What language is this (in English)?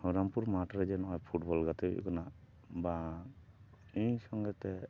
Santali